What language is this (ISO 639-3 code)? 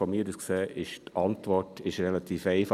gsw